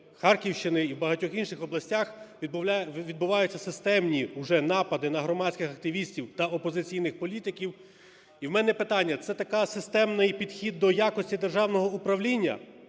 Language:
Ukrainian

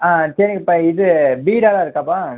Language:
Tamil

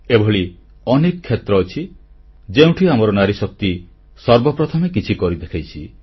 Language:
Odia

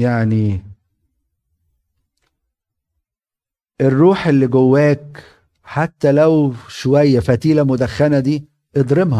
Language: Arabic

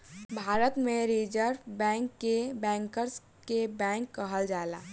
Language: Bhojpuri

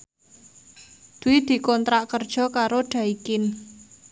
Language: Javanese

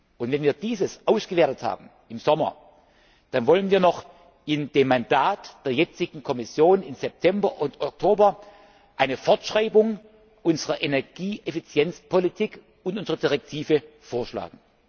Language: German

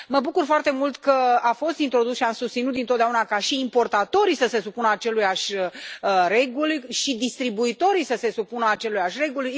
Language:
Romanian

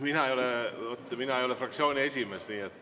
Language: Estonian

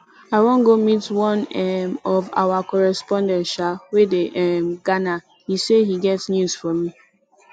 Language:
Nigerian Pidgin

